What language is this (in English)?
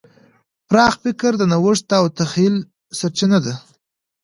Pashto